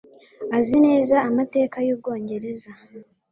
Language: Kinyarwanda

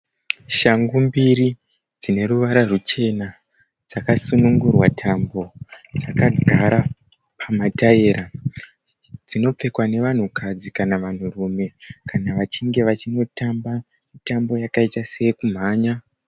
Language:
Shona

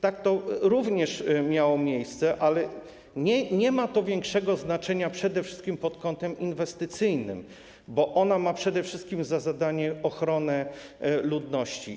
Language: Polish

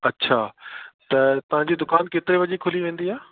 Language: Sindhi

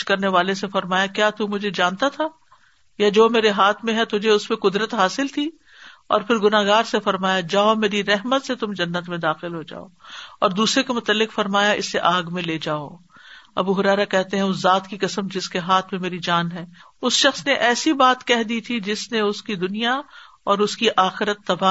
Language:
Urdu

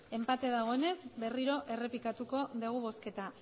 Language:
Basque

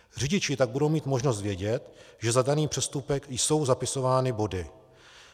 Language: Czech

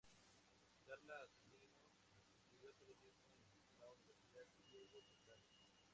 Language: Spanish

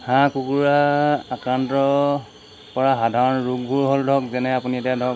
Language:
Assamese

